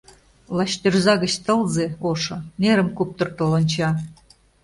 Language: Mari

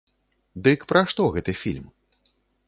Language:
Belarusian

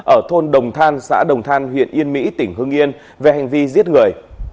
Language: Vietnamese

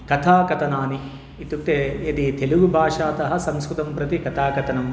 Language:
Sanskrit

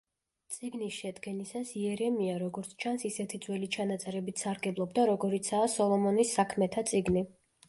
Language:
Georgian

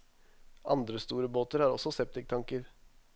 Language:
Norwegian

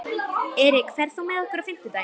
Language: Icelandic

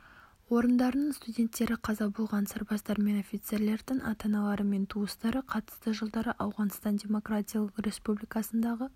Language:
Kazakh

